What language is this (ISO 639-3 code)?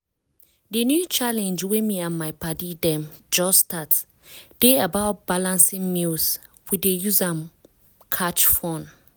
pcm